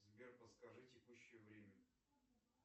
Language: Russian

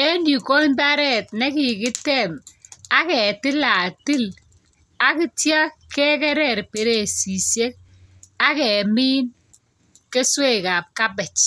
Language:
Kalenjin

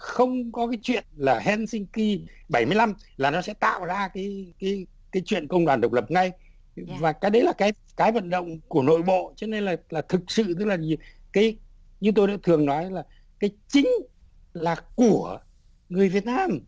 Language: Vietnamese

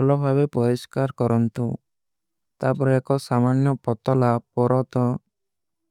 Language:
Kui (India)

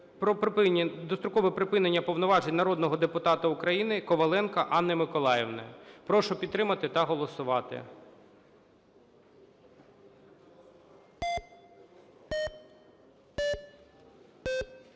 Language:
Ukrainian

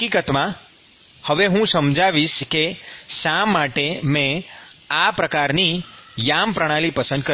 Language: Gujarati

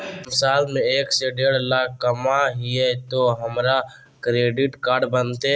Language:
Magahi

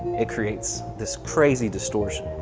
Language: English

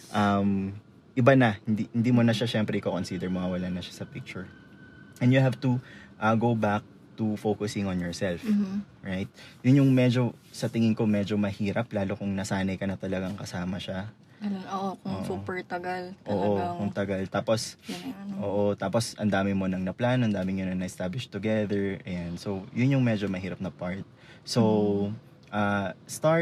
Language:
Filipino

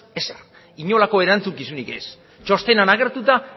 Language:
Basque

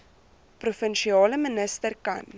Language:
Afrikaans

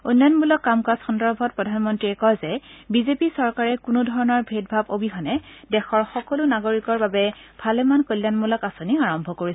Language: Assamese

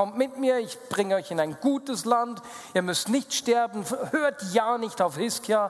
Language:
German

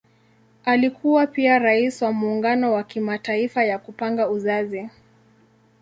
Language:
Swahili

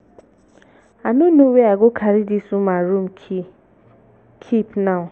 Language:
Nigerian Pidgin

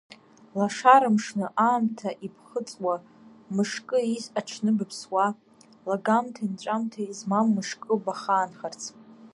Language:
Abkhazian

